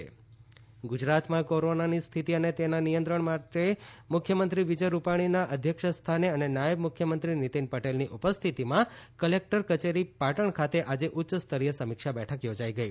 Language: Gujarati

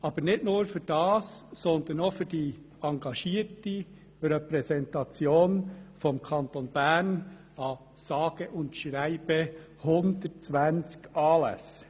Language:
Swiss German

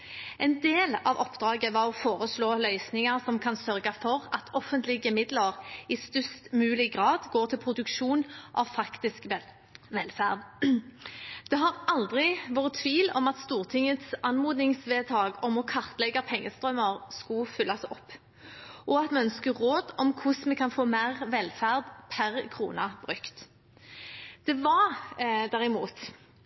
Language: Norwegian Bokmål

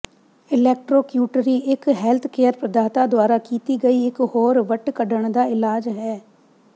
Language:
Punjabi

